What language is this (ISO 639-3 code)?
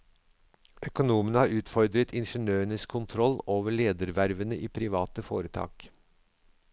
nor